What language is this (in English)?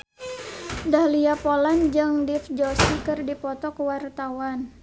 Sundanese